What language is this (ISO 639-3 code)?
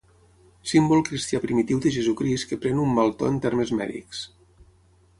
cat